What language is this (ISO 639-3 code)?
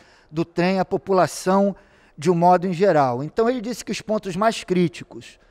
por